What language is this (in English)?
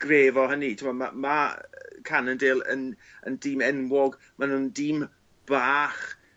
Welsh